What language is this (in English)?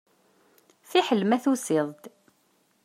Kabyle